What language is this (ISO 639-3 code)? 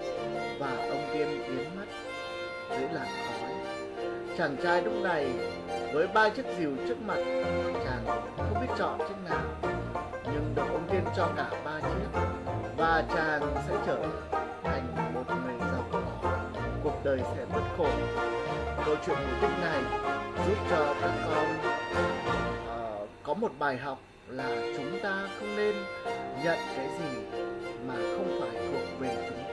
vie